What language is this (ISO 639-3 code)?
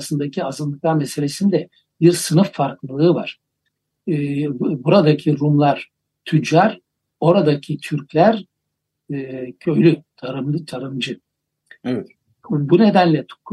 tur